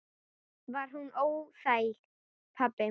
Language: Icelandic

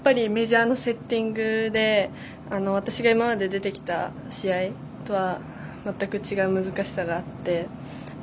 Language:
Japanese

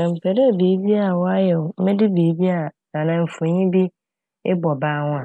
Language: Akan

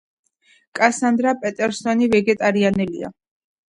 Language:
Georgian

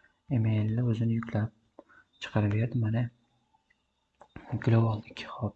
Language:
Turkish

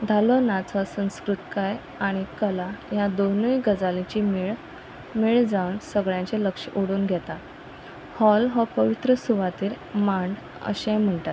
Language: Konkani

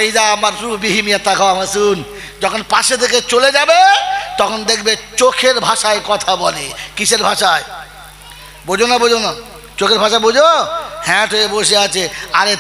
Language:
Arabic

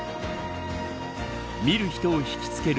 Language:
Japanese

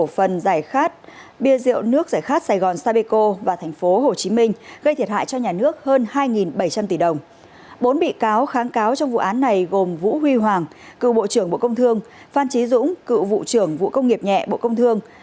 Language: Vietnamese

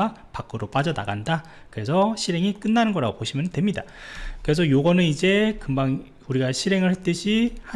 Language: Korean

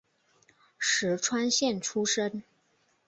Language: Chinese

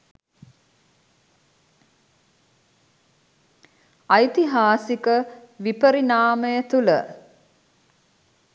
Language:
Sinhala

